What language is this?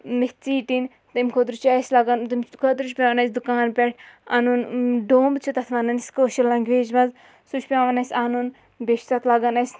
Kashmiri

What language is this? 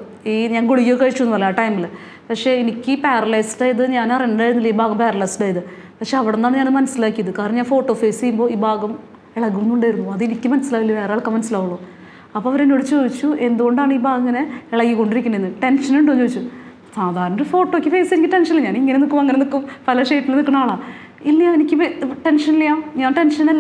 Malayalam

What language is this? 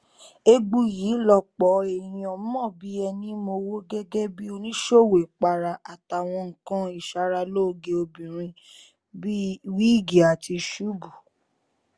Yoruba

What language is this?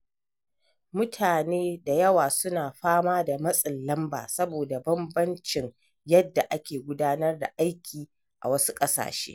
Hausa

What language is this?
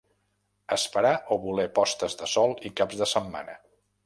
Catalan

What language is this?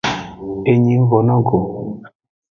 Aja (Benin)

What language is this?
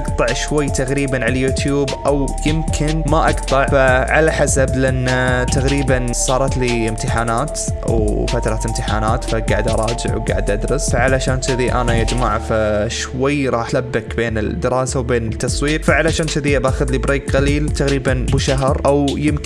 Arabic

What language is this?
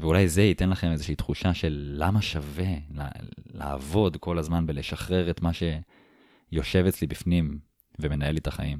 Hebrew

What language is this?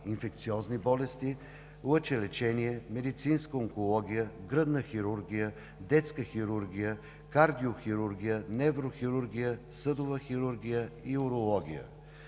Bulgarian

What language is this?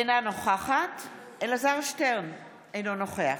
Hebrew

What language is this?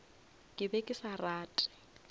Northern Sotho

